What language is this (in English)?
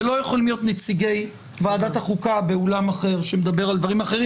Hebrew